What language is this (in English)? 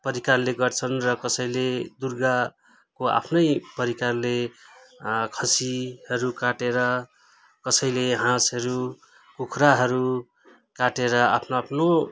Nepali